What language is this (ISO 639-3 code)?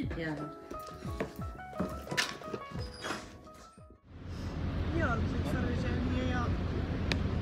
ara